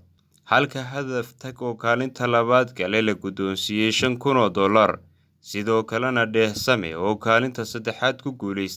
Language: Arabic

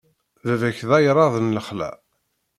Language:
Kabyle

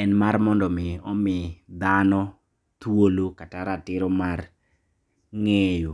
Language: Luo (Kenya and Tanzania)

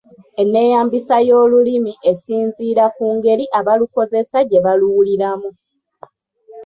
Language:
Ganda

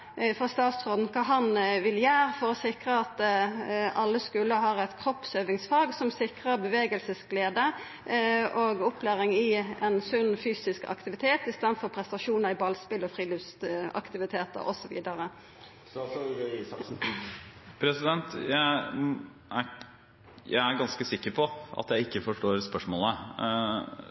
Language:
Norwegian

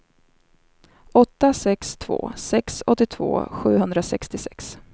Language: Swedish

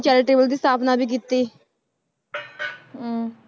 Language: Punjabi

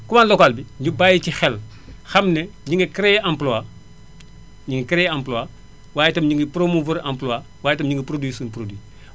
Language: Wolof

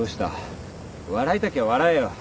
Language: Japanese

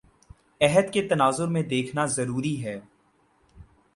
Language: Urdu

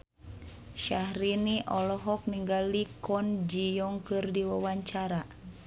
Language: Sundanese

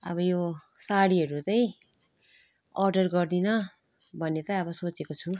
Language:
Nepali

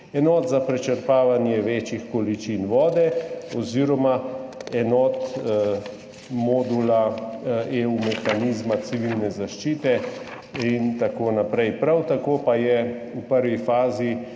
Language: Slovenian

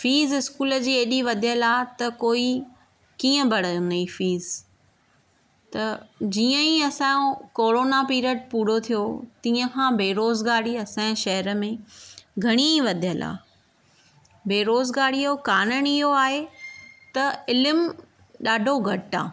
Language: Sindhi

